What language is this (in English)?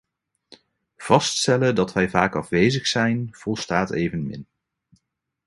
Dutch